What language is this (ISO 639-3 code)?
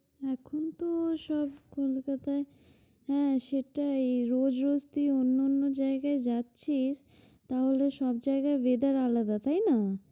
ben